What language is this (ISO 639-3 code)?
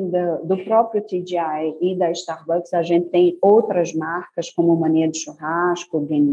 por